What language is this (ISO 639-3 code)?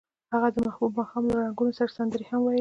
pus